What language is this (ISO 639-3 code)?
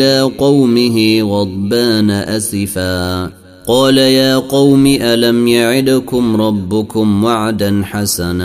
ara